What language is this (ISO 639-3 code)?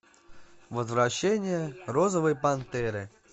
rus